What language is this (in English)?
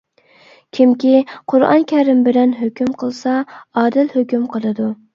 Uyghur